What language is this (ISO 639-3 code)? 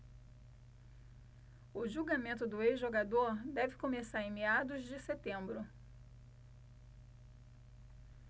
por